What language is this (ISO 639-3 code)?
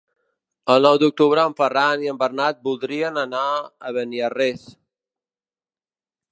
cat